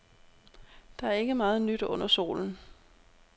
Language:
Danish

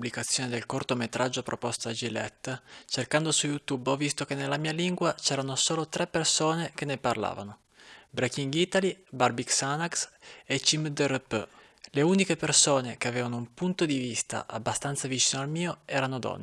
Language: Italian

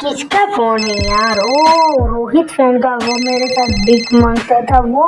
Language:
Hindi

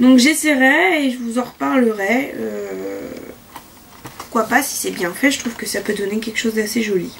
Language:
French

